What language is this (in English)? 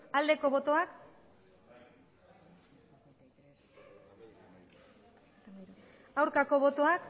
Basque